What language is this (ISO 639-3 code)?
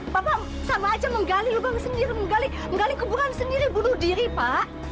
ind